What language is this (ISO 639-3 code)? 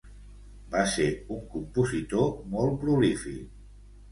cat